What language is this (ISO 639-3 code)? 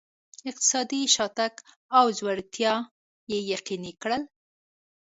pus